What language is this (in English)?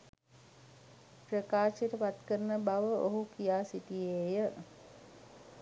Sinhala